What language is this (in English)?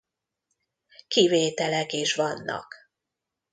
Hungarian